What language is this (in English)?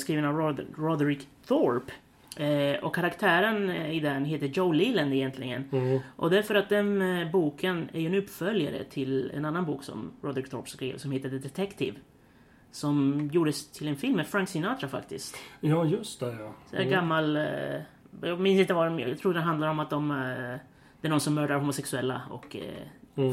Swedish